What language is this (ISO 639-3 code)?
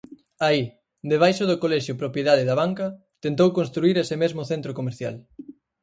glg